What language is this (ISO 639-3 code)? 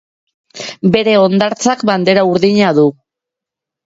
eus